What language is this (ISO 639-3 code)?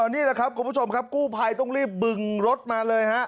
tha